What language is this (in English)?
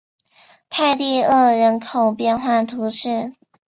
Chinese